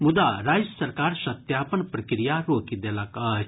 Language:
Maithili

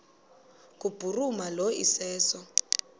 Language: Xhosa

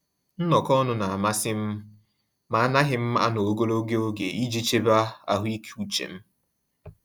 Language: Igbo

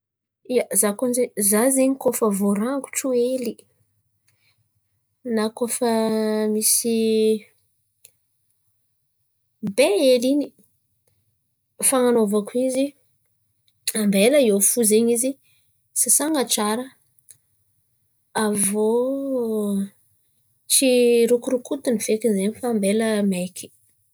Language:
Antankarana Malagasy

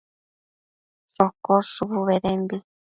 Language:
Matsés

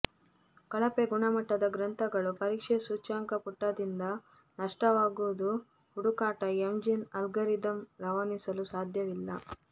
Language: Kannada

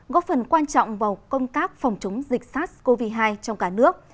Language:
Vietnamese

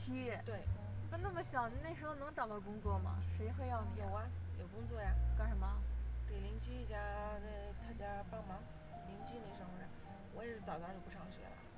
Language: Chinese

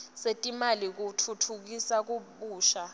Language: Swati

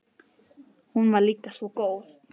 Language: Icelandic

